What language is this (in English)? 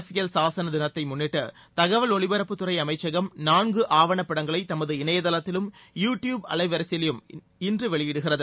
Tamil